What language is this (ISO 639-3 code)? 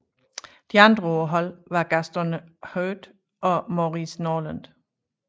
dan